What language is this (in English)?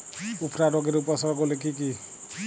Bangla